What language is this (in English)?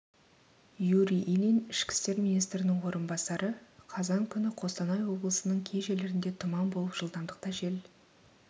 Kazakh